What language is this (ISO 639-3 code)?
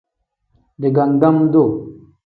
kdh